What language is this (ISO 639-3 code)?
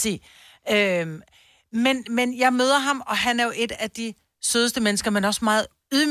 dan